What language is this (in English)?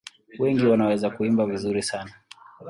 Swahili